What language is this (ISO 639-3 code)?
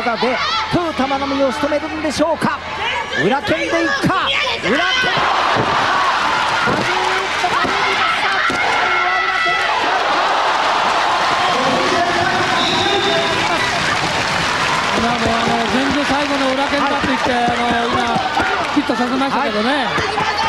jpn